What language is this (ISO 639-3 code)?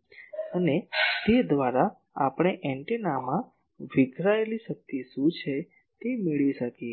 guj